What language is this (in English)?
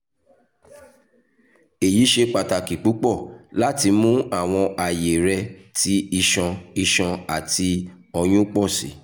Yoruba